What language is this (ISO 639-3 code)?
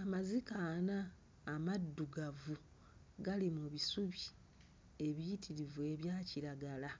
lug